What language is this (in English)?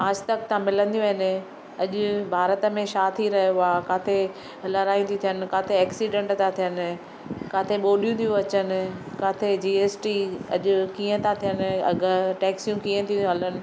Sindhi